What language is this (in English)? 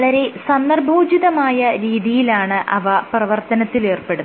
Malayalam